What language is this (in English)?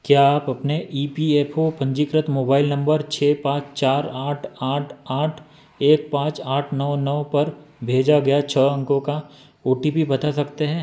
Hindi